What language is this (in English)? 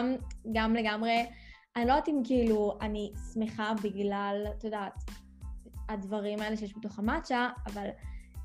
Hebrew